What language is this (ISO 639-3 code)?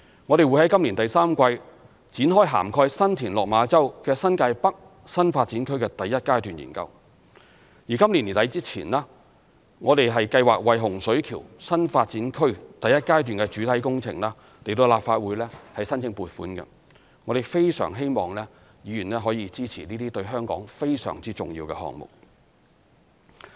yue